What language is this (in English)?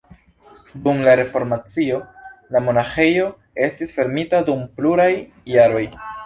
Esperanto